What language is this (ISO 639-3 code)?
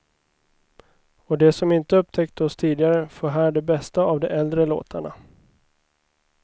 swe